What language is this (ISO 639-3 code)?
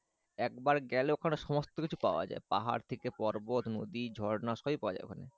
ben